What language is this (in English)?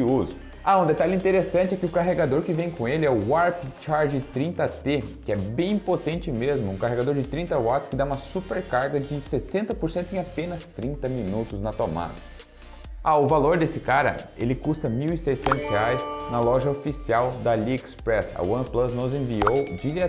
Portuguese